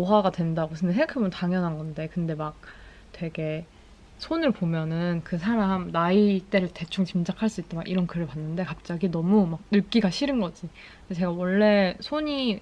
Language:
Korean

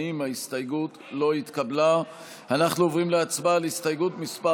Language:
Hebrew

